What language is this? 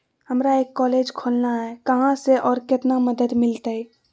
Magahi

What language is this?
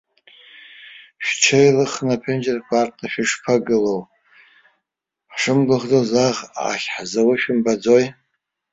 Abkhazian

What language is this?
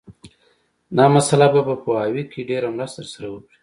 Pashto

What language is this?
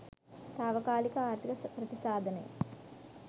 Sinhala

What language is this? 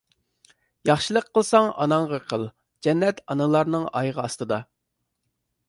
Uyghur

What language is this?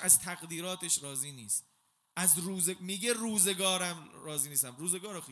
Persian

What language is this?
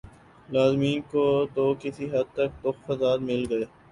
Urdu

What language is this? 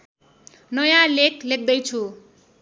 Nepali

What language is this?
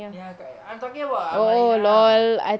English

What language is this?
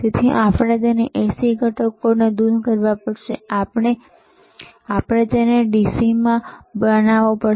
Gujarati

